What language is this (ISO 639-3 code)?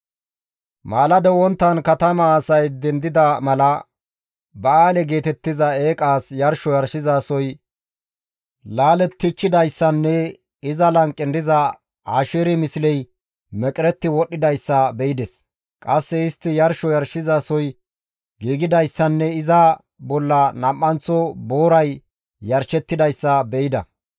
gmv